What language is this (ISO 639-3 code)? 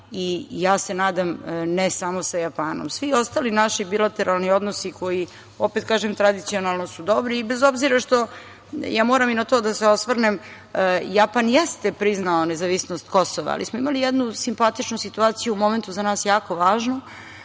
srp